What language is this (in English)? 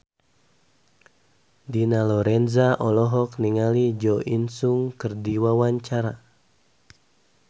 Sundanese